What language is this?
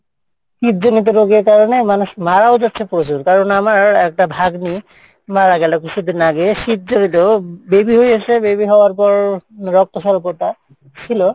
Bangla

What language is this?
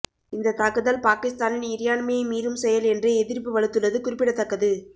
Tamil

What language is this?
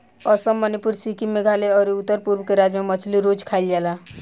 Bhojpuri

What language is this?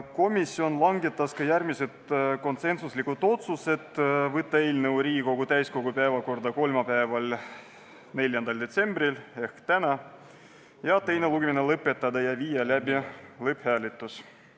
Estonian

